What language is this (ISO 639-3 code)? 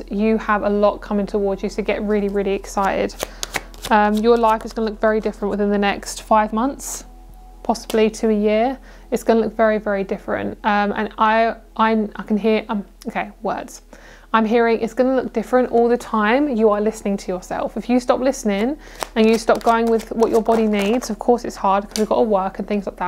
eng